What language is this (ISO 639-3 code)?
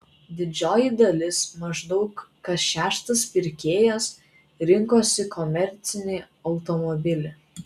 lit